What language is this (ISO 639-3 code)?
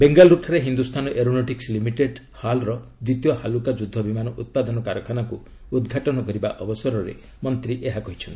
ori